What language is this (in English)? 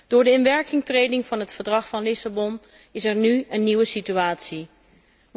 Dutch